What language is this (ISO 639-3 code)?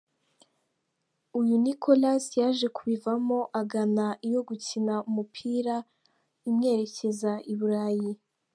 kin